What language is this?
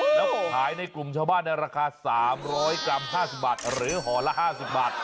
Thai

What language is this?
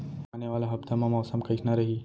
Chhattisgarhi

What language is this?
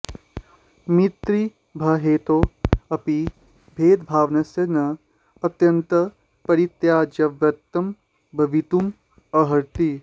Sanskrit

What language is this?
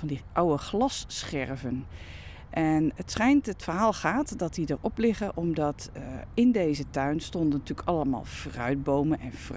Dutch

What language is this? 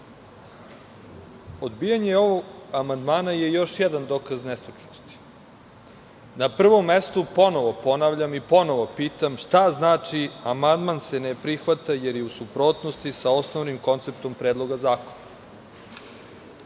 Serbian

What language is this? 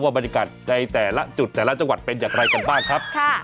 Thai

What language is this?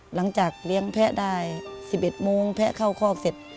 Thai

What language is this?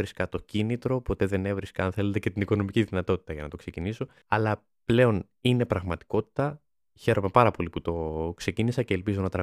Greek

